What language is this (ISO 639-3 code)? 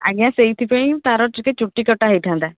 ori